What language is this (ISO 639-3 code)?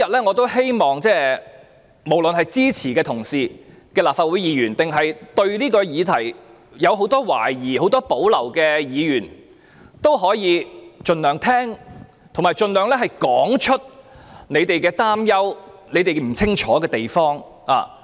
yue